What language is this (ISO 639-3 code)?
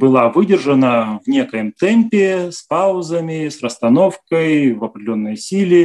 rus